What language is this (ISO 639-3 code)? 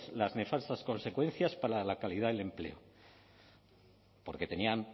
spa